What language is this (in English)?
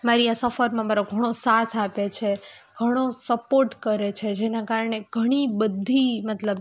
Gujarati